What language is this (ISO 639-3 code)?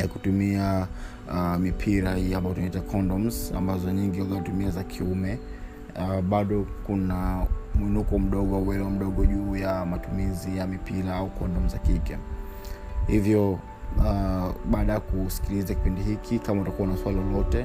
swa